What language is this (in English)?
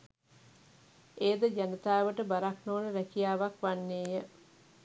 Sinhala